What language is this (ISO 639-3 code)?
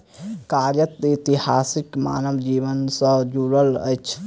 mai